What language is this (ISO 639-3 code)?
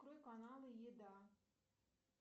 rus